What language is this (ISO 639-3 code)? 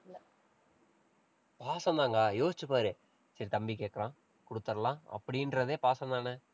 tam